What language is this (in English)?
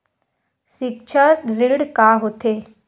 Chhattisgarhi